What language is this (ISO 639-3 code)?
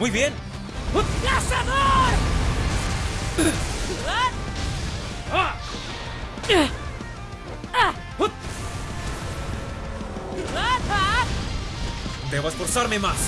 spa